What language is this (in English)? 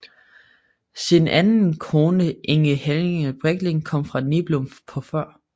Danish